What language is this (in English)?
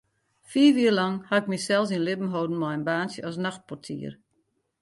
Western Frisian